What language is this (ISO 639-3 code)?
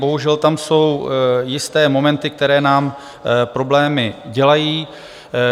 ces